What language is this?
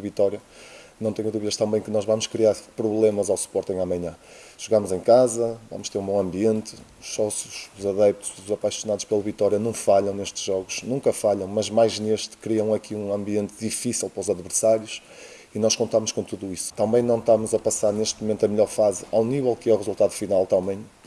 Portuguese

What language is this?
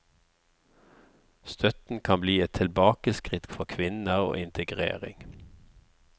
Norwegian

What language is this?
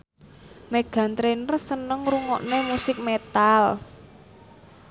Javanese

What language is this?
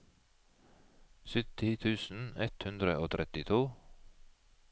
Norwegian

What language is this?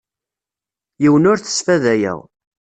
Kabyle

